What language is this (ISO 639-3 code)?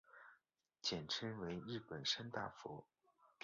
zho